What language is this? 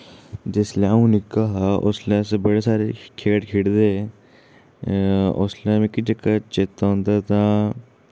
Dogri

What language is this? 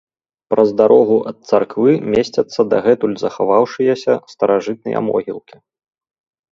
Belarusian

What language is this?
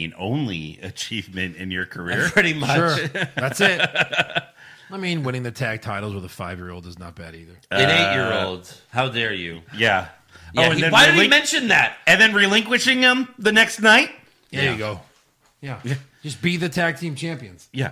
English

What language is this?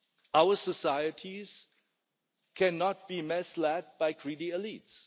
English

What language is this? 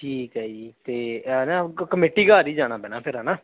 Punjabi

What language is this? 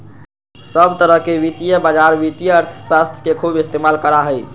Magahi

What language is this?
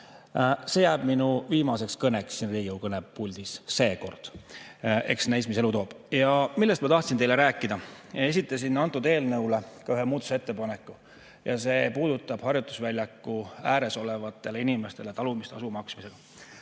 Estonian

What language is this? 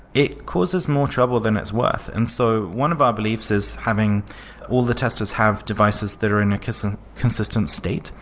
English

